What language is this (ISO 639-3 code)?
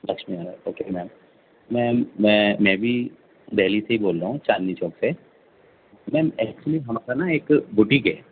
urd